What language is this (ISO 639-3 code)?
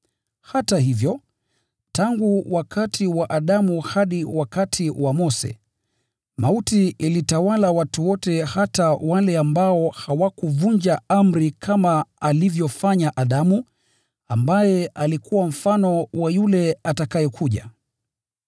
swa